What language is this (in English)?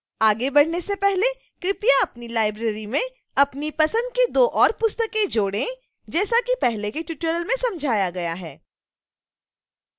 Hindi